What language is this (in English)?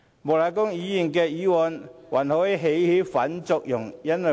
Cantonese